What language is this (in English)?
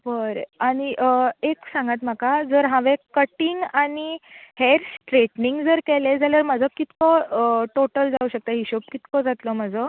Konkani